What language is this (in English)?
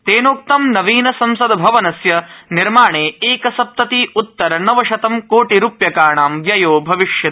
Sanskrit